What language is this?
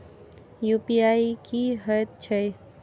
Maithili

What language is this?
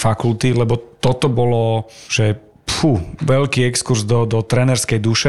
Slovak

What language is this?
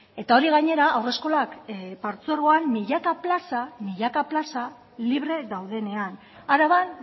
Basque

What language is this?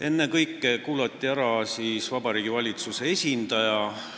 Estonian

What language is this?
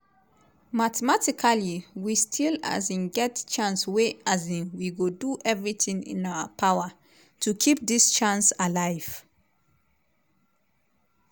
Nigerian Pidgin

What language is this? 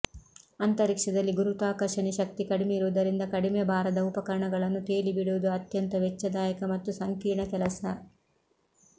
Kannada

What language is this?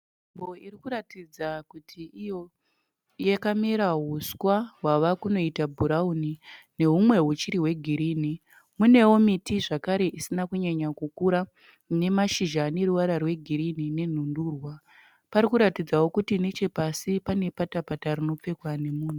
Shona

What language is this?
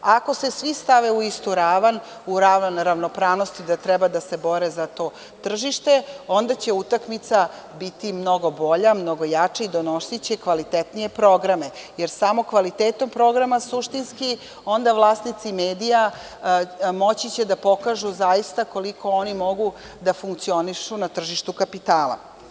Serbian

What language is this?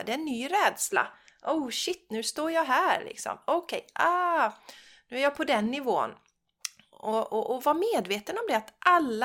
Swedish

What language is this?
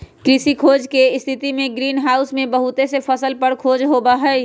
Magahi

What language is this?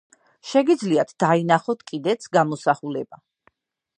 Georgian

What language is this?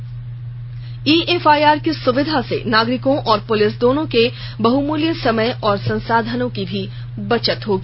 Hindi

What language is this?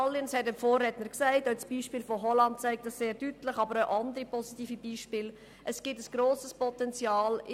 Swiss German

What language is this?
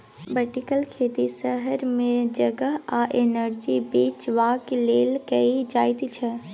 Maithili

